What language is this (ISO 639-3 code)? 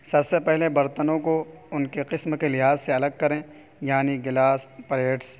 urd